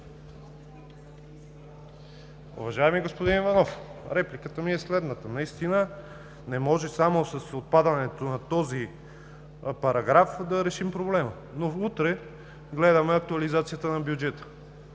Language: Bulgarian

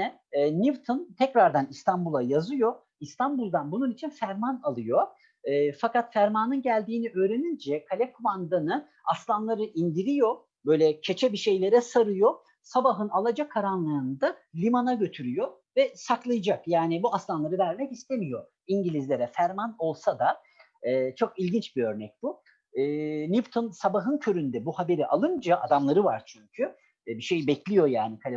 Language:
Turkish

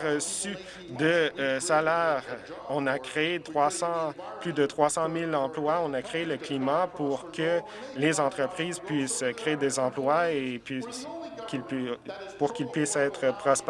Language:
French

